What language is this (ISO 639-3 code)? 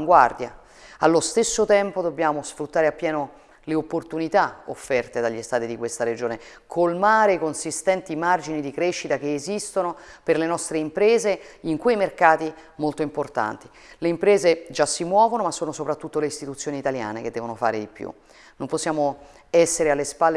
ita